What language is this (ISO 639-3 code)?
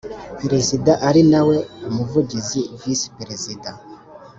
kin